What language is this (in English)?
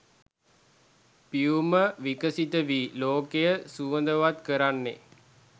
Sinhala